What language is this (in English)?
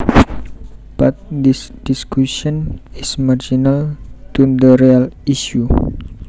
Javanese